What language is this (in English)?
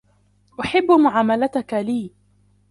Arabic